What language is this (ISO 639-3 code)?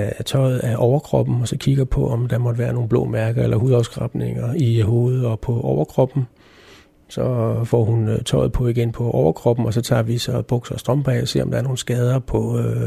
dan